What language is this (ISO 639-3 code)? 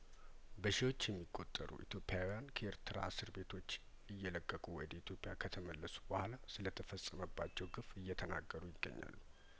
amh